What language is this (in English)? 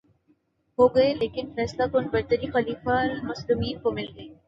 Urdu